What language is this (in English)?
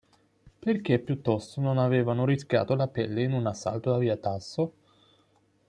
Italian